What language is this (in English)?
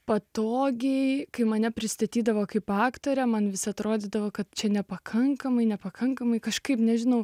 Lithuanian